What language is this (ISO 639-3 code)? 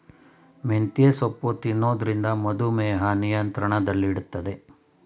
kan